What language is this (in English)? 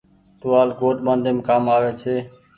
Goaria